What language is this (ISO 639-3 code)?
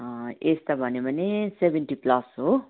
nep